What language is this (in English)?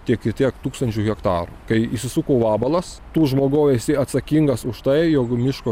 Lithuanian